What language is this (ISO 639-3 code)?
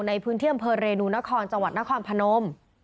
tha